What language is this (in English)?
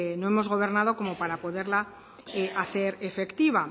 Spanish